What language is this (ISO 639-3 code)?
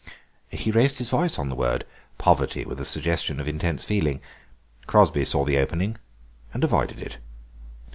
eng